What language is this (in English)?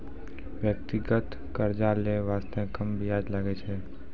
Maithili